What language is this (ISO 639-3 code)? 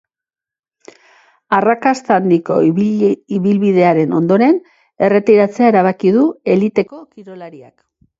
eus